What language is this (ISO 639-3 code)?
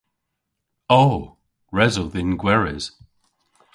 cor